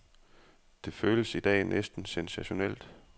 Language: Danish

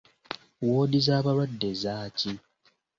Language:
Ganda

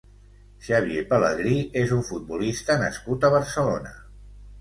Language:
Catalan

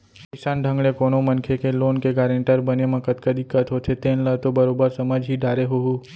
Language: Chhattisgarhi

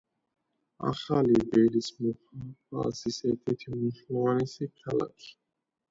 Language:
Georgian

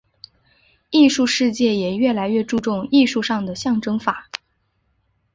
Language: Chinese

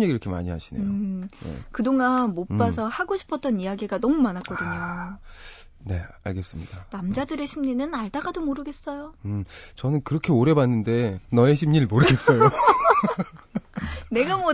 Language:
Korean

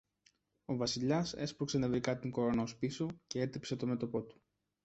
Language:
Greek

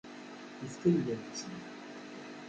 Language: Kabyle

